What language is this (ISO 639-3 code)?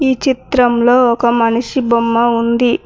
tel